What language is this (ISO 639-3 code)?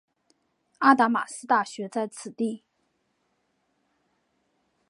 zho